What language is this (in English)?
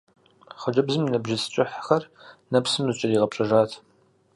Kabardian